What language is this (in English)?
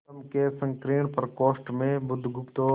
Hindi